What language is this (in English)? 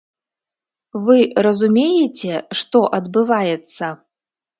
Belarusian